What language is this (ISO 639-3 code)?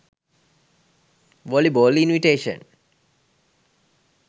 sin